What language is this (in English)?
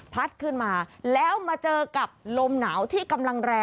Thai